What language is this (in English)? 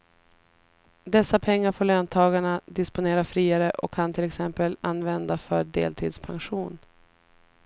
Swedish